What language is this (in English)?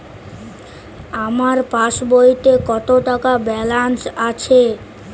Bangla